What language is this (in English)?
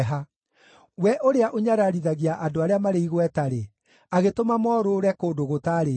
Kikuyu